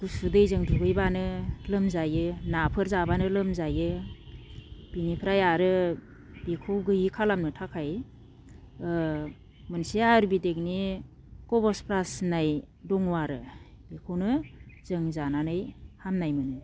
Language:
Bodo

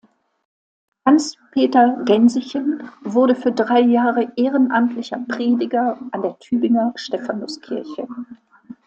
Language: German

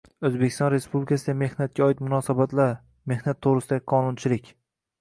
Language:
Uzbek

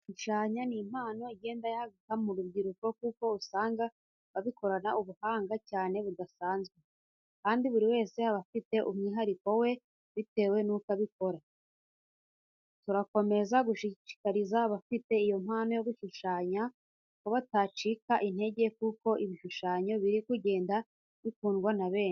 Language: Kinyarwanda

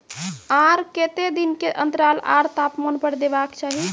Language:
Maithili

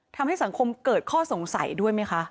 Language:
Thai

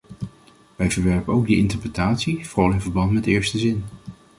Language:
Dutch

